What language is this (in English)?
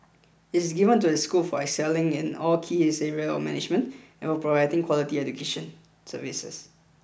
English